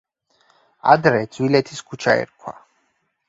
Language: Georgian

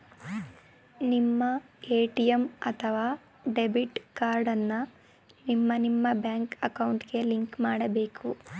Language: Kannada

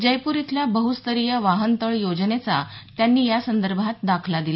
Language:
Marathi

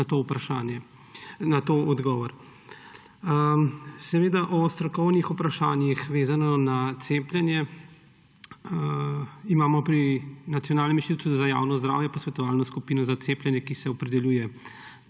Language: Slovenian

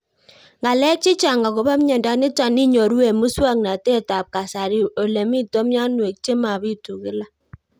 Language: Kalenjin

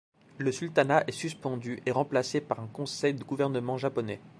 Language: French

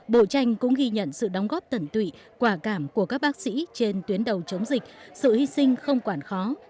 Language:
Vietnamese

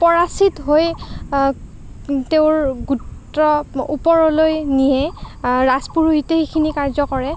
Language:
Assamese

